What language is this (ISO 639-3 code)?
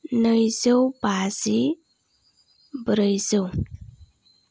brx